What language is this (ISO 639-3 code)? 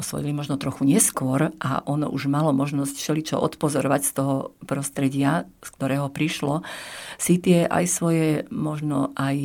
slk